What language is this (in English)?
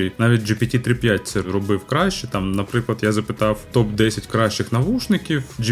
Ukrainian